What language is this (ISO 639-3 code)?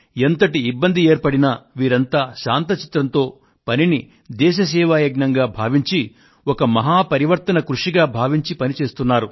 tel